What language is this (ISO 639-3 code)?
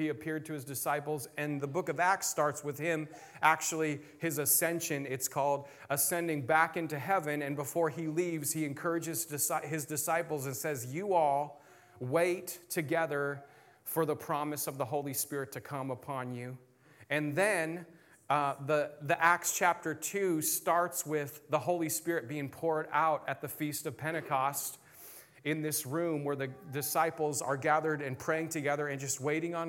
eng